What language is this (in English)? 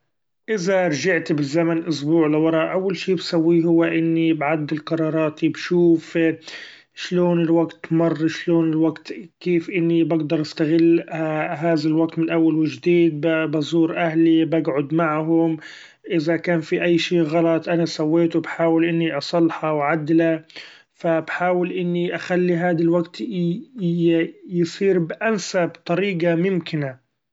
Gulf Arabic